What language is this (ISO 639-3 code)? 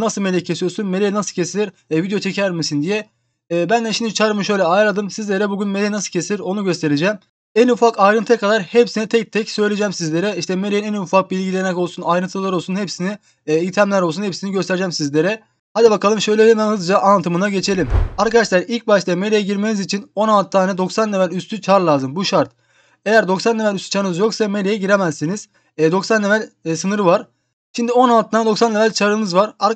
tur